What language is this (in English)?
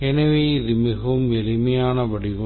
Tamil